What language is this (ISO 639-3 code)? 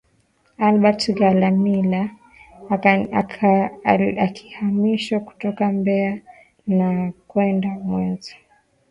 swa